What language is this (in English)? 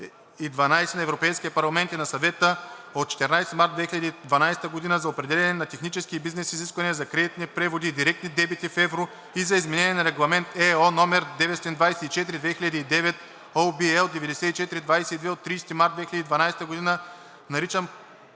Bulgarian